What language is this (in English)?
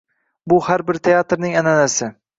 Uzbek